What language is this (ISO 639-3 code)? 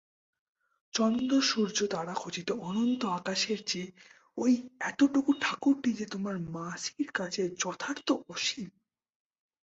ben